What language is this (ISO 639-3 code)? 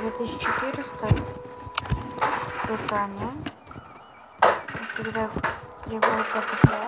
rus